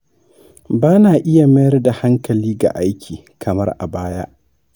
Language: Hausa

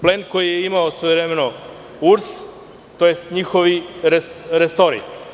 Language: Serbian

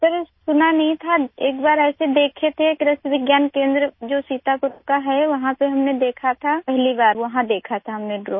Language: Hindi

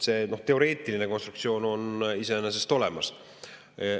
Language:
Estonian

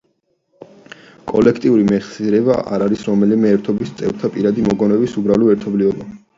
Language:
Georgian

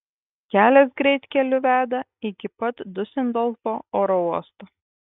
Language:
Lithuanian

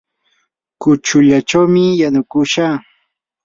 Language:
Yanahuanca Pasco Quechua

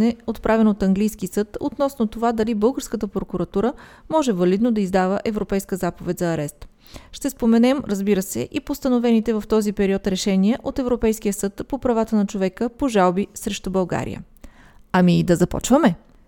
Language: Bulgarian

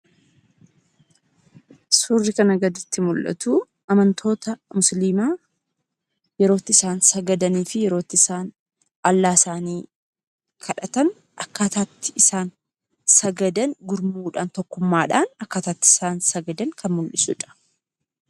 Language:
Oromo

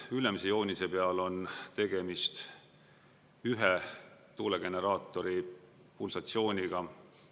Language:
Estonian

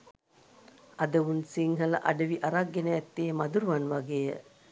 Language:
Sinhala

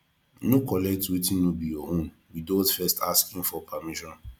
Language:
Nigerian Pidgin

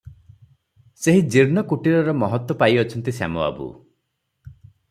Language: Odia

